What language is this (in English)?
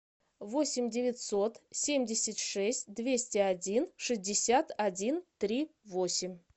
Russian